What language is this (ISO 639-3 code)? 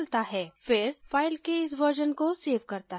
hin